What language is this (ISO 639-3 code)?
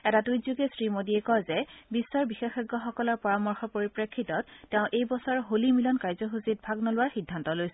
asm